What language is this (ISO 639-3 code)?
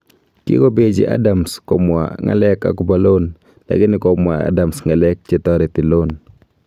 kln